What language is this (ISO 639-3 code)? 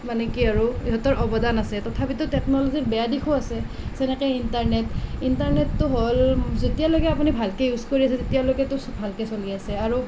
asm